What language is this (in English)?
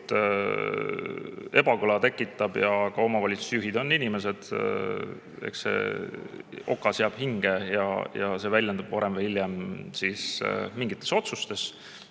Estonian